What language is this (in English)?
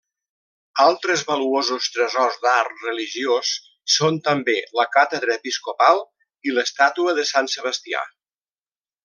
Catalan